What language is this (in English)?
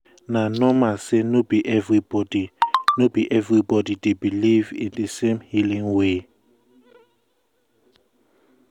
Nigerian Pidgin